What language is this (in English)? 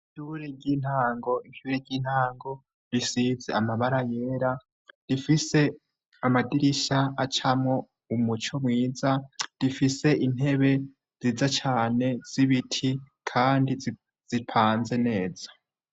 Rundi